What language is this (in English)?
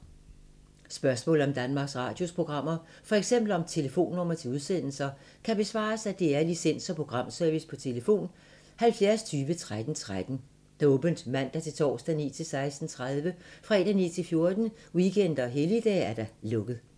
Danish